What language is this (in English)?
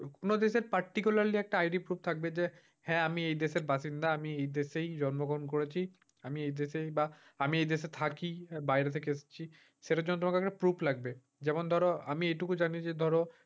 Bangla